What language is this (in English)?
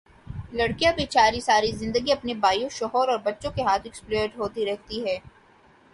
Urdu